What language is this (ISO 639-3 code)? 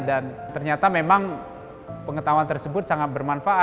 ind